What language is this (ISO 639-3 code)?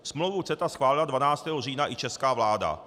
ces